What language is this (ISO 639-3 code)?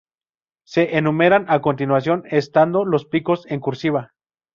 spa